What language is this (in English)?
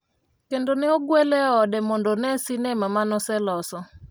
Luo (Kenya and Tanzania)